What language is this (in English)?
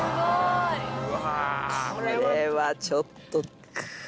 Japanese